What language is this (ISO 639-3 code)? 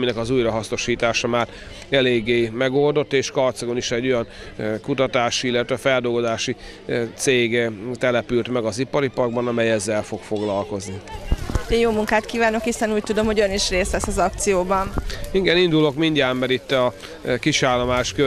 hun